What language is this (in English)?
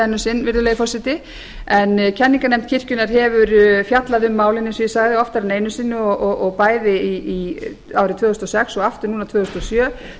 Icelandic